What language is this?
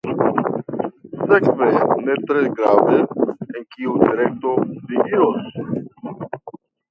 Esperanto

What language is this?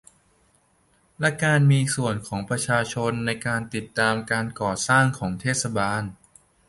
Thai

